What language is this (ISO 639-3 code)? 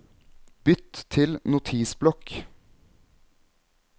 nor